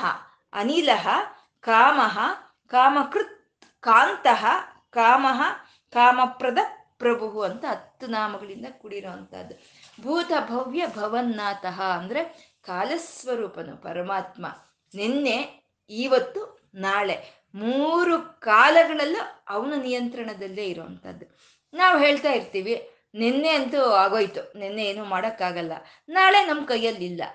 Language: Kannada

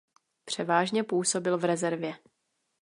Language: Czech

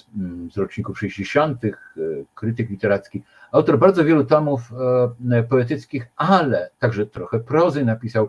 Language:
Polish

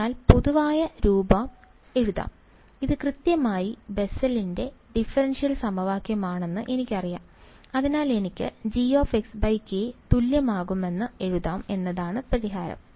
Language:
Malayalam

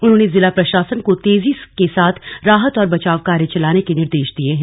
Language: Hindi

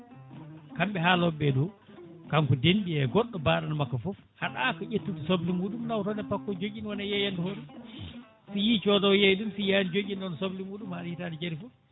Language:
Fula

